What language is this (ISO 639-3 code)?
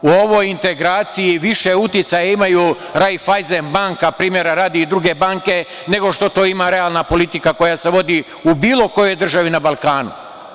srp